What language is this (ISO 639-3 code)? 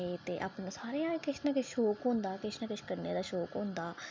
doi